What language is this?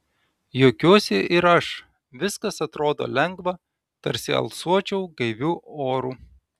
Lithuanian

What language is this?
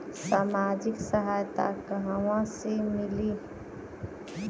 Bhojpuri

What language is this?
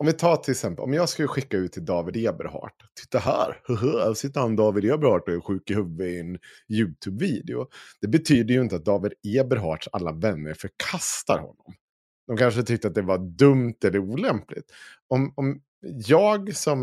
Swedish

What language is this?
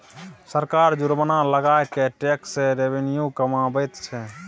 Maithili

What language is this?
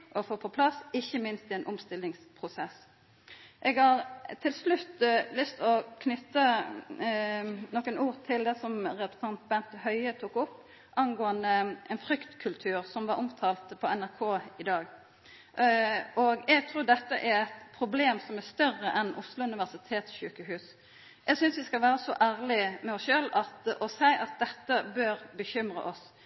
Norwegian Nynorsk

